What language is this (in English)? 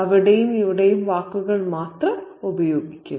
Malayalam